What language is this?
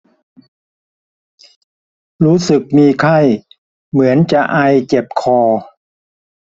Thai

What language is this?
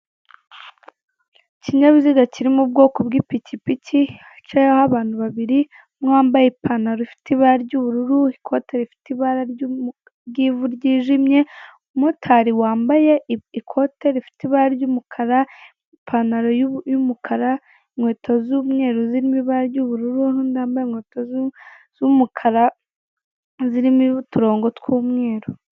Kinyarwanda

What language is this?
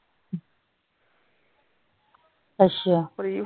Punjabi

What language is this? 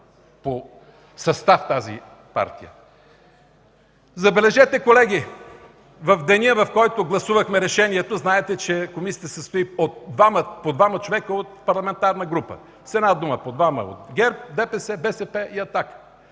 Bulgarian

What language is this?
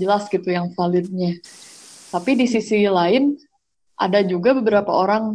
Indonesian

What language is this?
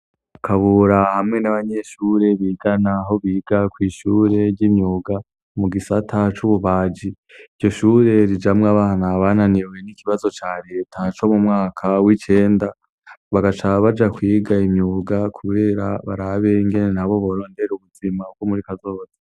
Rundi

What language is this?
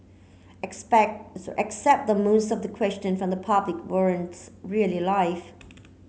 English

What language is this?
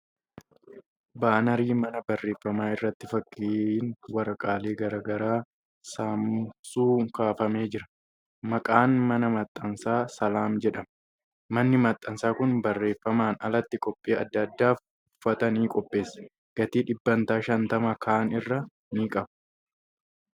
Oromo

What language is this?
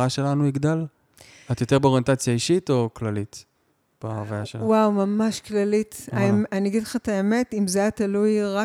Hebrew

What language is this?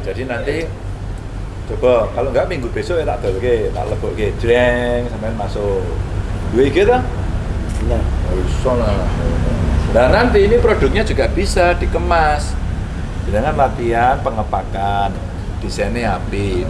Indonesian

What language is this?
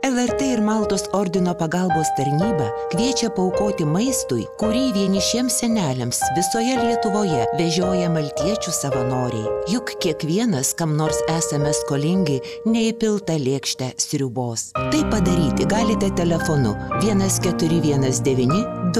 Lithuanian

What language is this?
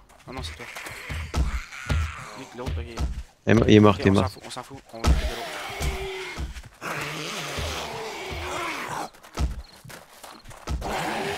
French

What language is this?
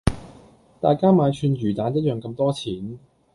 Cantonese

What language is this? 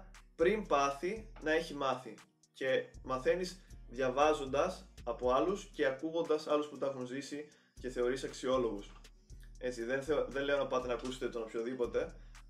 Greek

